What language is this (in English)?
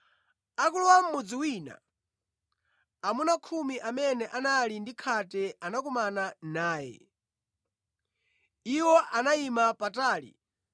Nyanja